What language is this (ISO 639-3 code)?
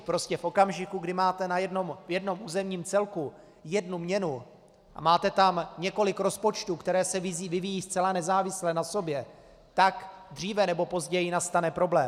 ces